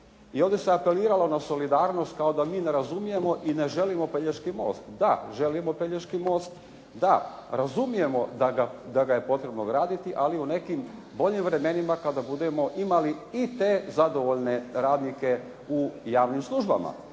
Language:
Croatian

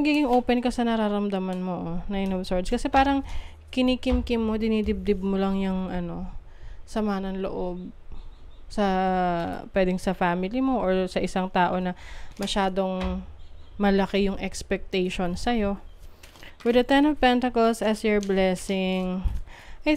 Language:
Filipino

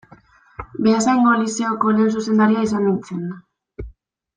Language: Basque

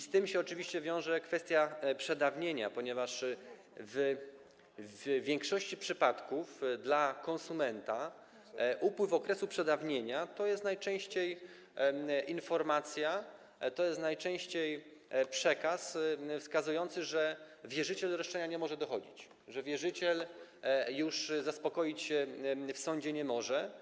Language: Polish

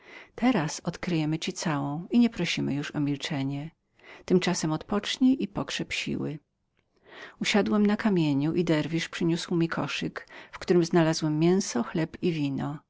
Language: Polish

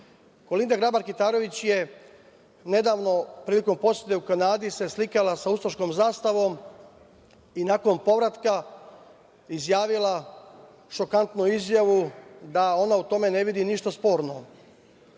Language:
Serbian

